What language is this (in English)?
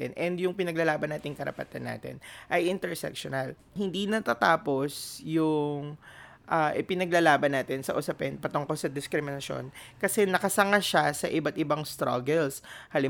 Filipino